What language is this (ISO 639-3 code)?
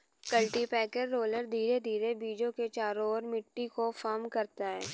hin